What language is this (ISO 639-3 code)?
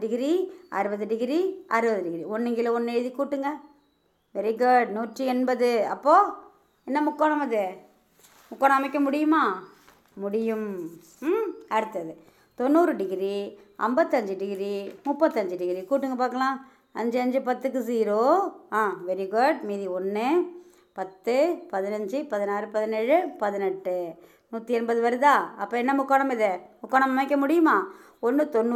tam